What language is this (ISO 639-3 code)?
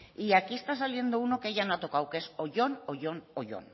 spa